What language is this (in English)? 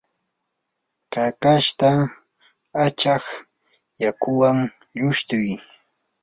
Yanahuanca Pasco Quechua